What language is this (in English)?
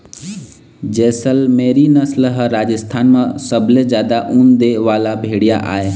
Chhattisgarhi